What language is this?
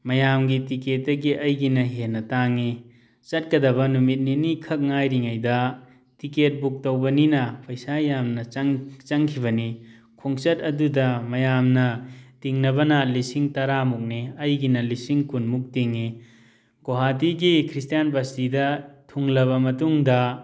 Manipuri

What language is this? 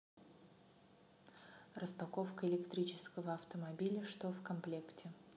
Russian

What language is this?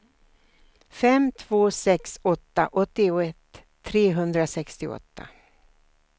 Swedish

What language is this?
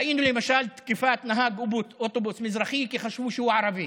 Hebrew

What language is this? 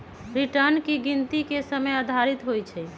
Magahi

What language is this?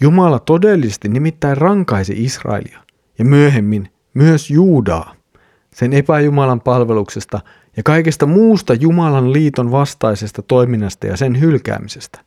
Finnish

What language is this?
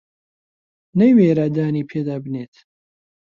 Central Kurdish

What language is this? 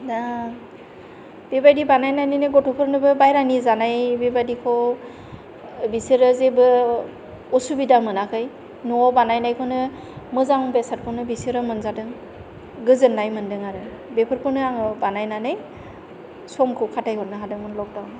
Bodo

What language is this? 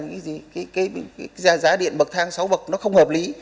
Vietnamese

